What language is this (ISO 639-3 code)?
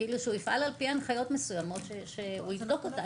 heb